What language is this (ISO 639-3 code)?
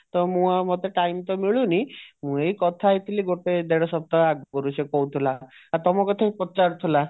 ori